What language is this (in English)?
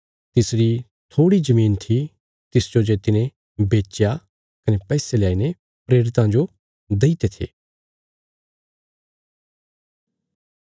Bilaspuri